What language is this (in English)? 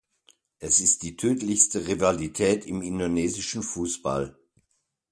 German